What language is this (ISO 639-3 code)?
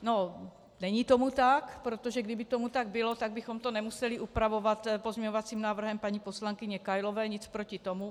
ces